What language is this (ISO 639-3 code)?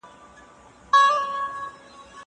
pus